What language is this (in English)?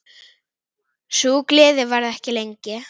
Icelandic